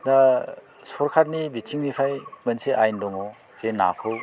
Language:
Bodo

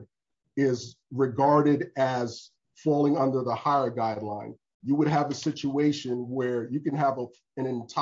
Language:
English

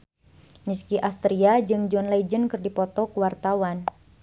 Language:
Sundanese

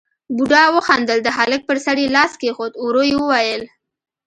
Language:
Pashto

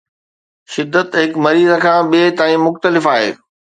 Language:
Sindhi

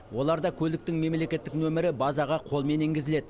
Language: Kazakh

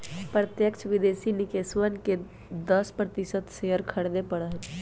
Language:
Magahi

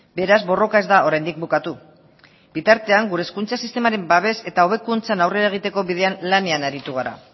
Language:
Basque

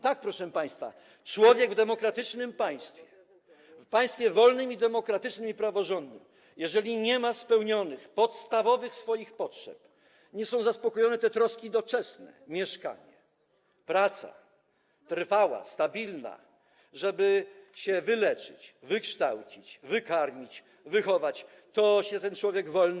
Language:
Polish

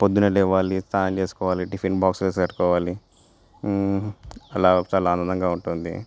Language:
Telugu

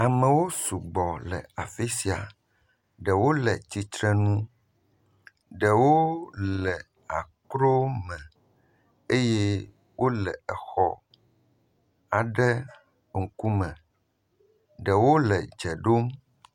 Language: Ewe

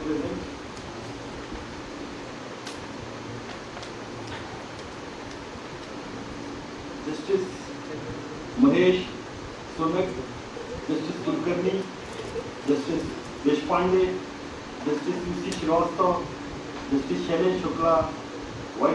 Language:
English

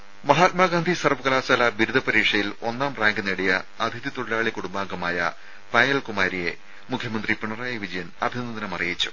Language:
Malayalam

